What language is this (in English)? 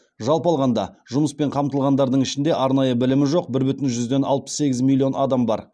Kazakh